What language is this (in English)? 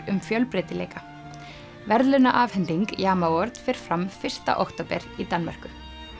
Icelandic